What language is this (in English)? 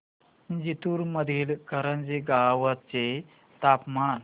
Marathi